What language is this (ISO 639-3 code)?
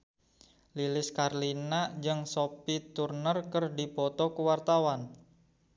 sun